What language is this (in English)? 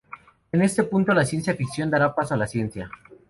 Spanish